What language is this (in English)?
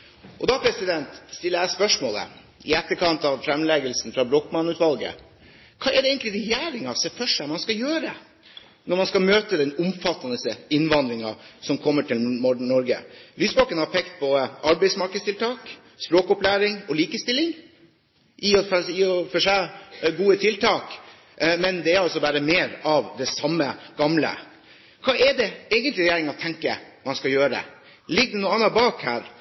Norwegian Bokmål